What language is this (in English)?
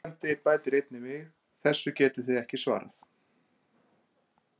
Icelandic